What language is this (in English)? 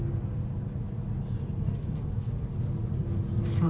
Japanese